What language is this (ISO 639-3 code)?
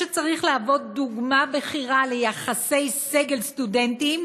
heb